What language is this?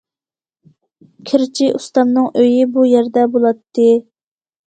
Uyghur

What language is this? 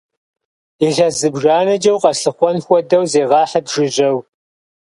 Kabardian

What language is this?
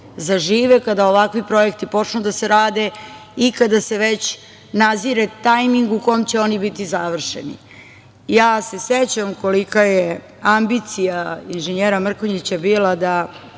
Serbian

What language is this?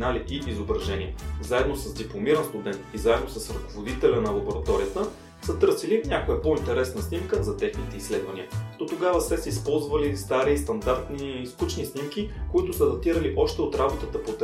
Bulgarian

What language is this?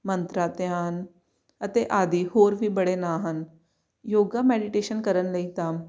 Punjabi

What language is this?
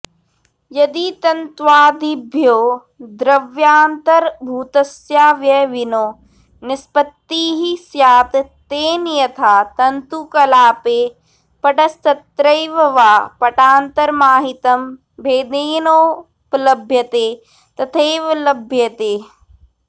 Sanskrit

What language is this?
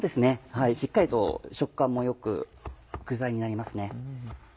Japanese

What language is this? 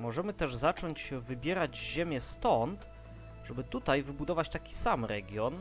Polish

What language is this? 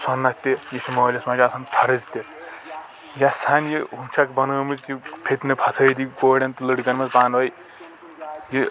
Kashmiri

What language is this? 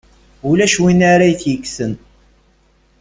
Kabyle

